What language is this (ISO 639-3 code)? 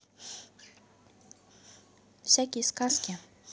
rus